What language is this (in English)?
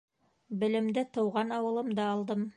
Bashkir